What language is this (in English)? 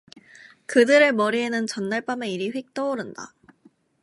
Korean